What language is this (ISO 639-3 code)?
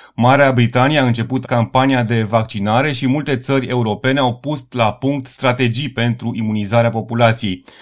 ron